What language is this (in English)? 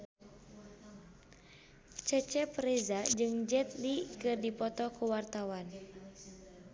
Sundanese